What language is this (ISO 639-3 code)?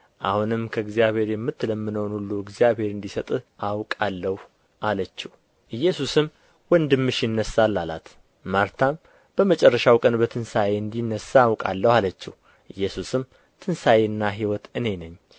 amh